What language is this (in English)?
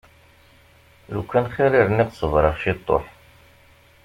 Kabyle